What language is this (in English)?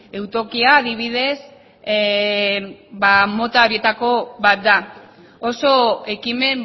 Basque